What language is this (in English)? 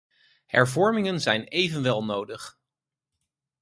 Dutch